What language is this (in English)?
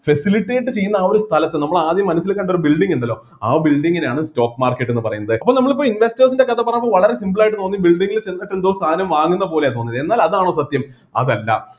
Malayalam